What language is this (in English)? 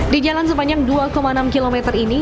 Indonesian